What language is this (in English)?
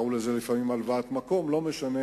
Hebrew